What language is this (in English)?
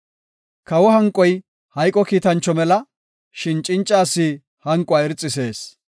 Gofa